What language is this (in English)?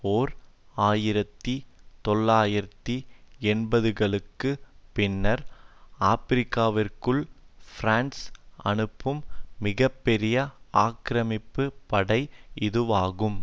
Tamil